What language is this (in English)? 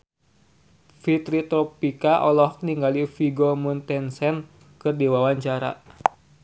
Sundanese